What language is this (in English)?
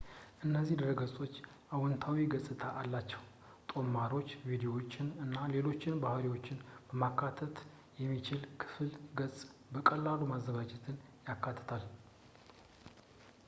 Amharic